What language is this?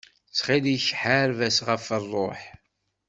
Kabyle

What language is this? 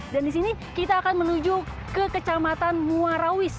Indonesian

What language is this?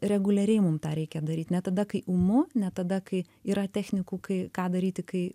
Lithuanian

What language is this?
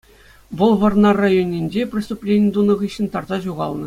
Chuvash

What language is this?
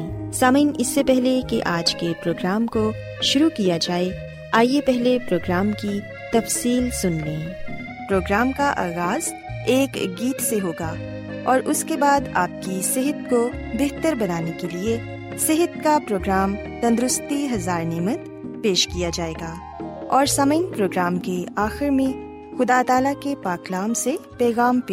Urdu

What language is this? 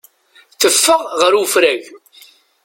Kabyle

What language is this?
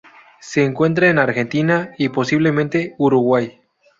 Spanish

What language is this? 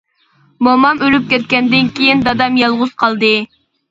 Uyghur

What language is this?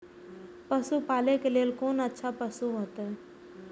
Maithili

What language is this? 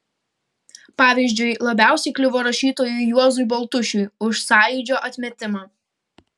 Lithuanian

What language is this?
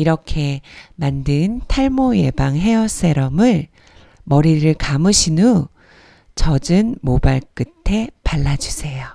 Korean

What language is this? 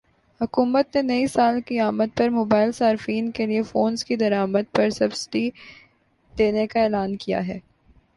Urdu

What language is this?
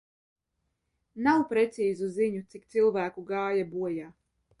Latvian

